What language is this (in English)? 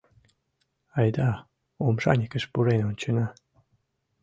Mari